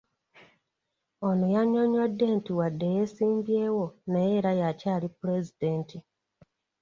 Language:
Ganda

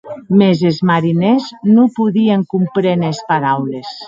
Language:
Occitan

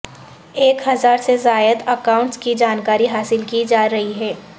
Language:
Urdu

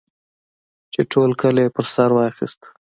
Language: Pashto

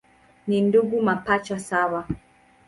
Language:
Swahili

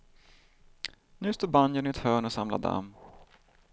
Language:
Swedish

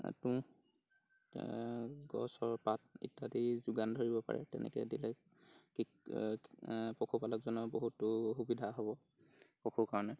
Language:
Assamese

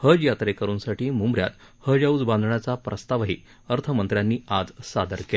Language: Marathi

